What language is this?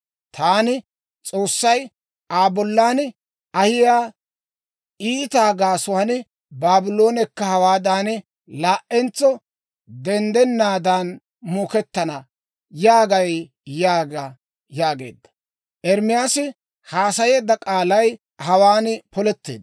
Dawro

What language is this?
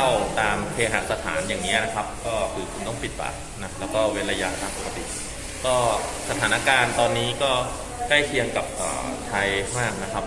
Thai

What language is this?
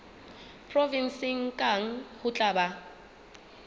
Southern Sotho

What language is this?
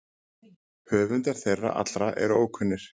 Icelandic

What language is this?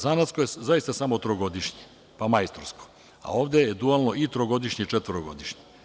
Serbian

